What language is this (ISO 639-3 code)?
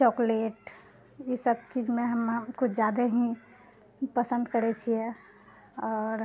mai